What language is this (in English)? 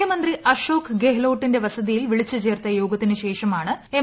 Malayalam